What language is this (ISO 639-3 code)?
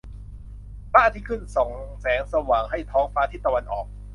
tha